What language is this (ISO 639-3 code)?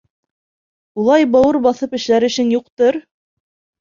bak